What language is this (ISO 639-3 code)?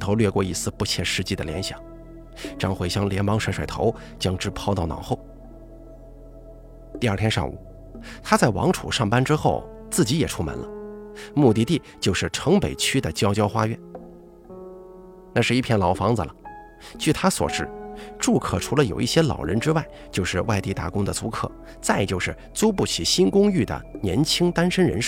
zho